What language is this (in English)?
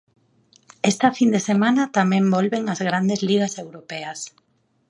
Galician